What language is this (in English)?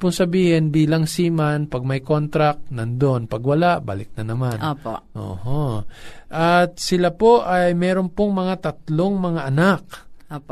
Filipino